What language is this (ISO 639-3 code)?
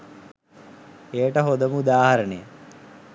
sin